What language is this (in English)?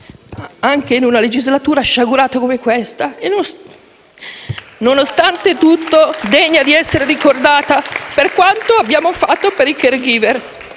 Italian